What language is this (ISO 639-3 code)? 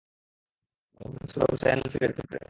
ben